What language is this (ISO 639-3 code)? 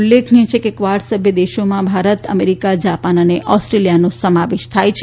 guj